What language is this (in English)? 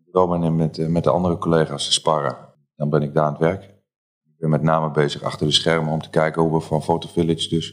Dutch